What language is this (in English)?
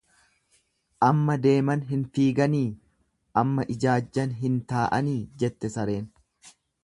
Oromo